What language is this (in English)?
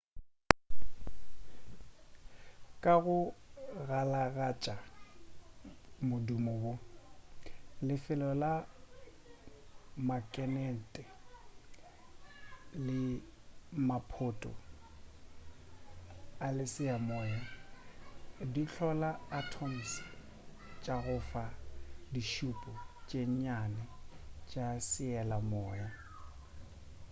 Northern Sotho